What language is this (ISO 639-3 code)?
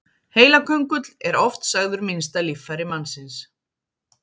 isl